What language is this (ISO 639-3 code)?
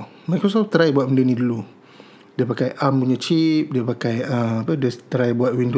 msa